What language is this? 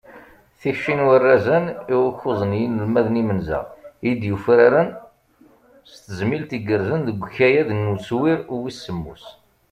Kabyle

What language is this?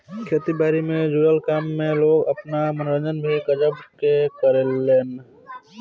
Bhojpuri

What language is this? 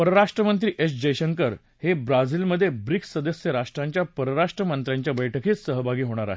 Marathi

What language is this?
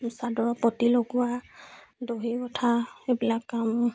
Assamese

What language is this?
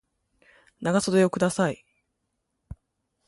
Japanese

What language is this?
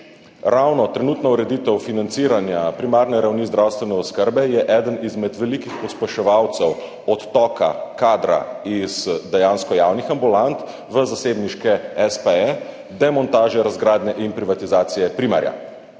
Slovenian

